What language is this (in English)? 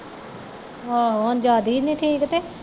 Punjabi